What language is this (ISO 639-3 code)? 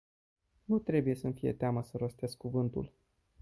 ron